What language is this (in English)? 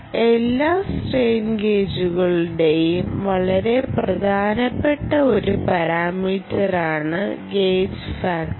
Malayalam